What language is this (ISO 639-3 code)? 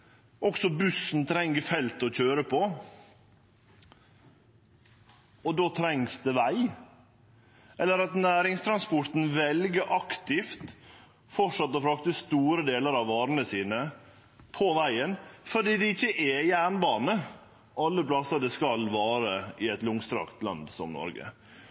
nno